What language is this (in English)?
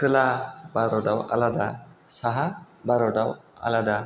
Bodo